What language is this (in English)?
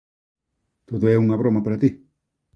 Galician